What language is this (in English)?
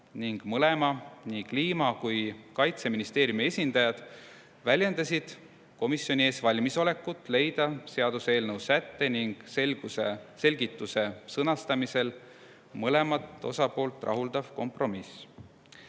Estonian